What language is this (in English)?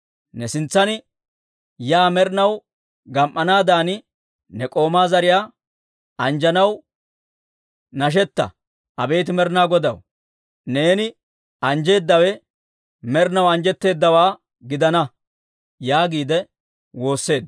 Dawro